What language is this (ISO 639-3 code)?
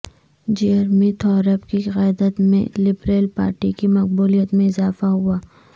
urd